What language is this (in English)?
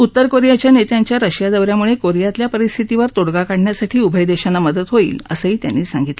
Marathi